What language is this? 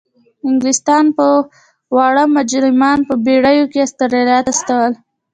Pashto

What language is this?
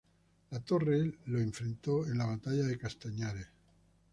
Spanish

